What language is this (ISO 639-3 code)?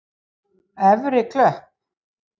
isl